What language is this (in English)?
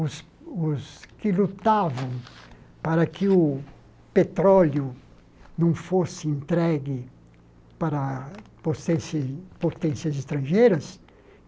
Portuguese